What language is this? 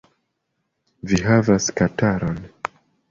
Esperanto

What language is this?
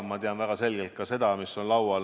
Estonian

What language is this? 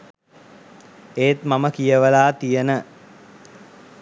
Sinhala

